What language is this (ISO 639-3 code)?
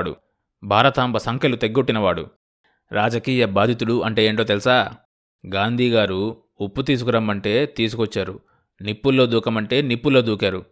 tel